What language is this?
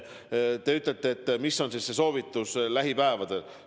Estonian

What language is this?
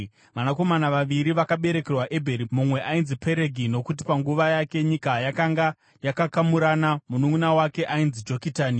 Shona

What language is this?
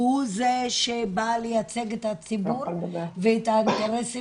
Hebrew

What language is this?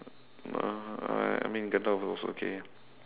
English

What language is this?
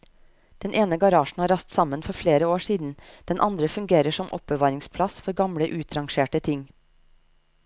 Norwegian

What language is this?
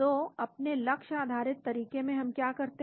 Hindi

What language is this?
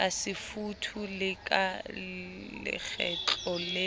Southern Sotho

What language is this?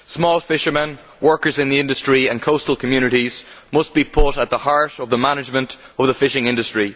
English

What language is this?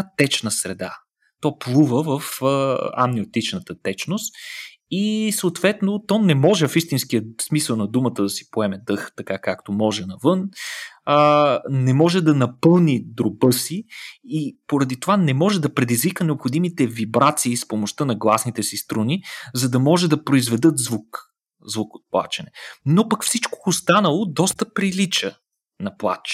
Bulgarian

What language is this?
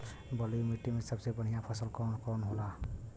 Bhojpuri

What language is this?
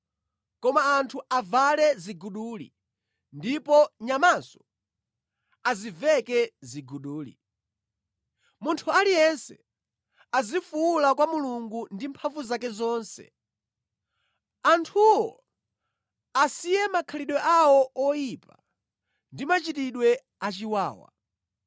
Nyanja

